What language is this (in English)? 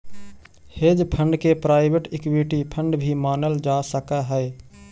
Magahi